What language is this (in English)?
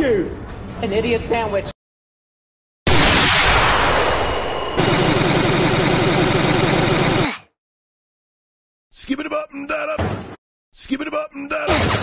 English